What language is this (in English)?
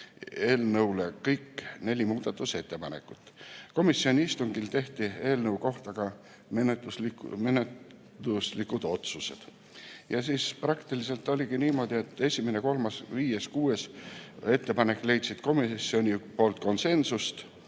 Estonian